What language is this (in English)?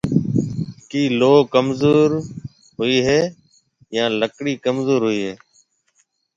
Marwari (Pakistan)